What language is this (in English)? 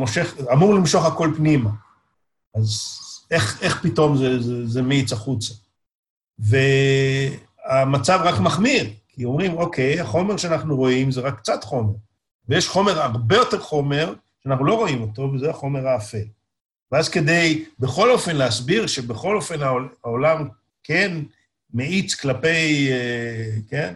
Hebrew